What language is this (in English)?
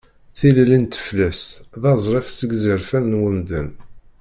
Kabyle